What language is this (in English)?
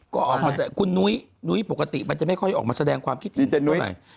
Thai